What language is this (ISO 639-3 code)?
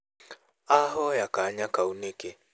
kik